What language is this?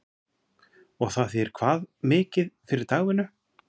Icelandic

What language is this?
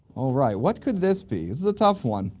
English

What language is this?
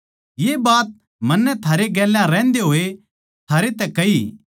Haryanvi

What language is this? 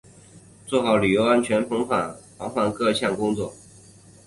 Chinese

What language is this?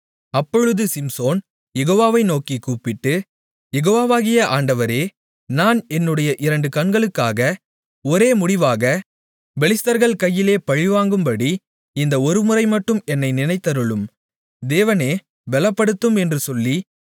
Tamil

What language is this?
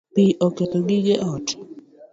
Luo (Kenya and Tanzania)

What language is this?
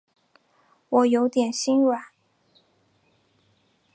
Chinese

